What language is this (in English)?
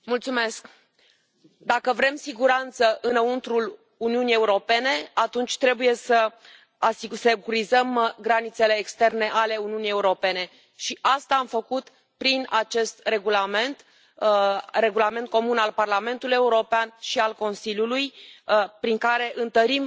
Romanian